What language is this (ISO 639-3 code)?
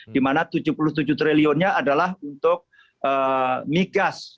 ind